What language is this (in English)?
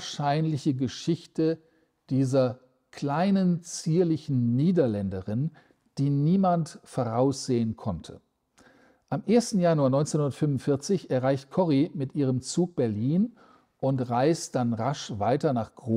German